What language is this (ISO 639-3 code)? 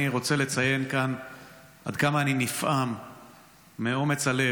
heb